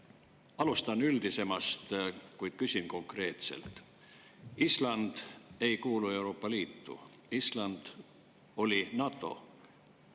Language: Estonian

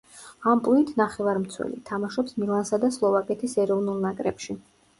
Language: Georgian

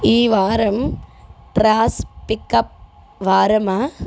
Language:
Telugu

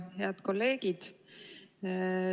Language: Estonian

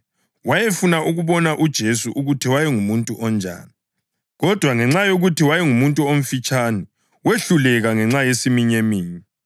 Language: North Ndebele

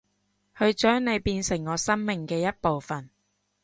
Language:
Cantonese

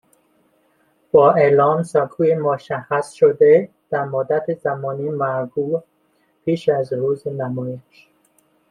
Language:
Persian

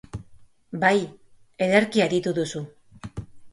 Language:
Basque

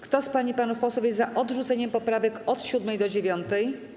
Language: Polish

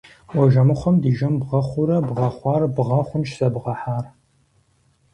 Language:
Kabardian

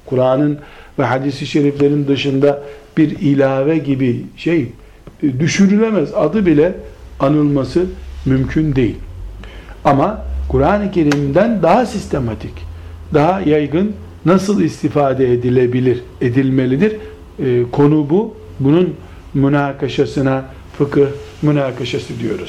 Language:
Turkish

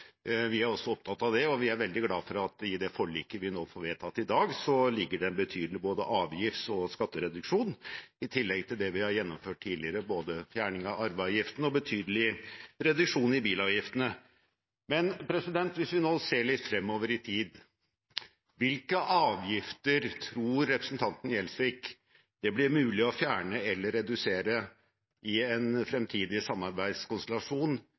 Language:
Norwegian Bokmål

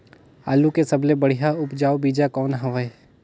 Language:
Chhattisgarhi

